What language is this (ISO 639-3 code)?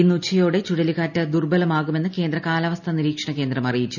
mal